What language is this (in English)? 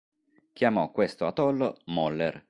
Italian